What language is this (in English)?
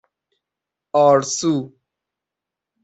Persian